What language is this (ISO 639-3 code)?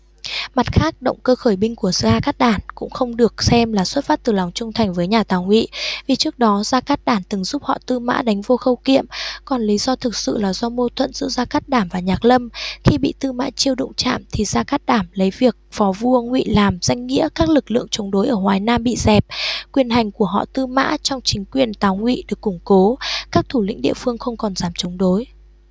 vie